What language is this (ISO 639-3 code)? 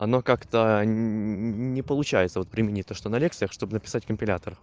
rus